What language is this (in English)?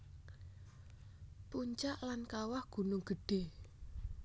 Javanese